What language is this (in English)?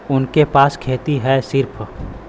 Bhojpuri